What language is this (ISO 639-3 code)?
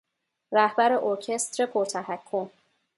fas